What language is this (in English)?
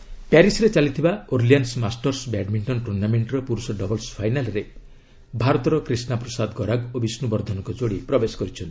Odia